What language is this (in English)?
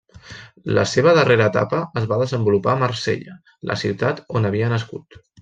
Catalan